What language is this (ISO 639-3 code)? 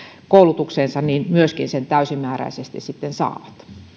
fin